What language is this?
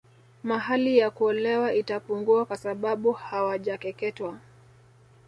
Swahili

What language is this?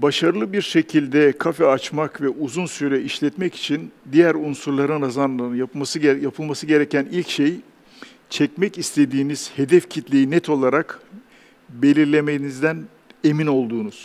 Turkish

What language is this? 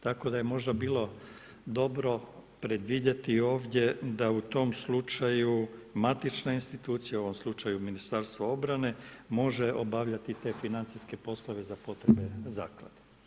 Croatian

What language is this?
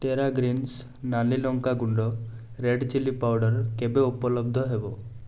Odia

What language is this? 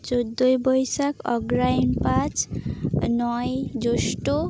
Santali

